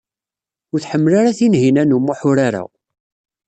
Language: Kabyle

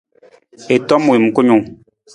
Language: Nawdm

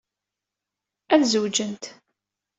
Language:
Kabyle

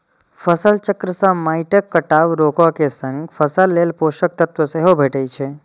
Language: Maithili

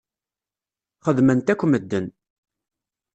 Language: Kabyle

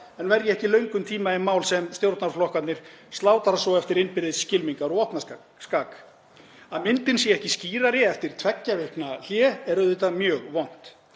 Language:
Icelandic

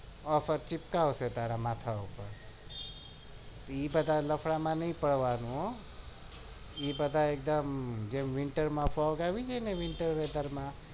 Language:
Gujarati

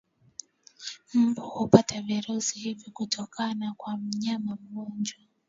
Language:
Swahili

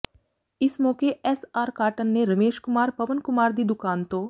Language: Punjabi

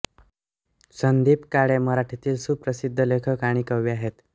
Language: Marathi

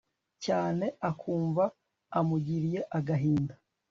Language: Kinyarwanda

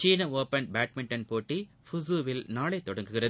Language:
Tamil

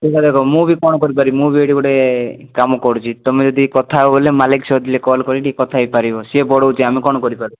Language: Odia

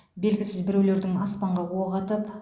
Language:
Kazakh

